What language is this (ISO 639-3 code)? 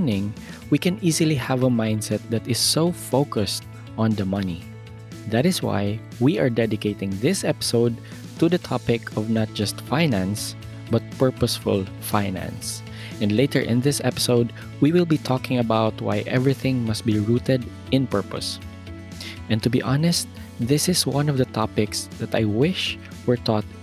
fil